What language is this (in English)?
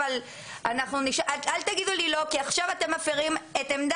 Hebrew